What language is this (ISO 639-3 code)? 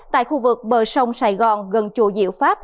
vie